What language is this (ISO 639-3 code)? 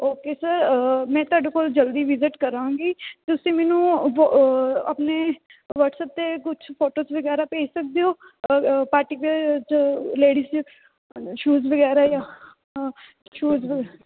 pan